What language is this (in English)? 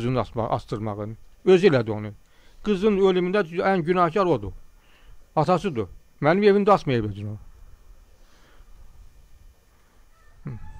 Turkish